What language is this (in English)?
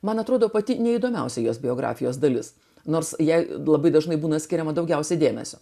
Lithuanian